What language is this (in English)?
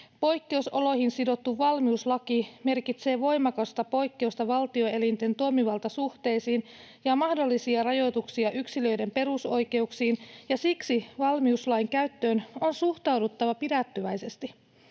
Finnish